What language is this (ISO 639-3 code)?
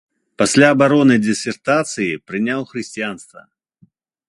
bel